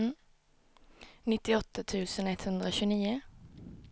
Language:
Swedish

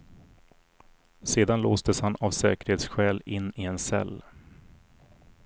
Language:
Swedish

